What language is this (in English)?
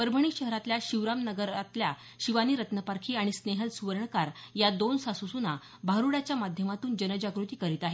Marathi